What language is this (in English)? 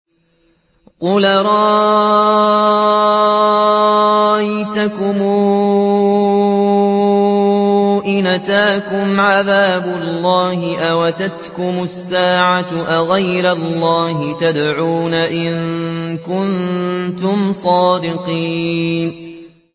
Arabic